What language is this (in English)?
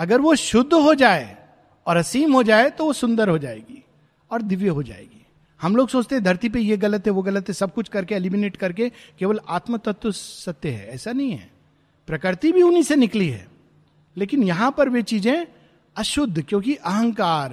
Hindi